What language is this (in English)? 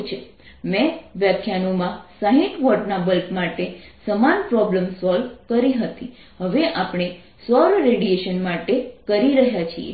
Gujarati